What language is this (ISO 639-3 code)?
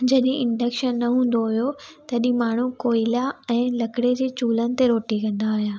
snd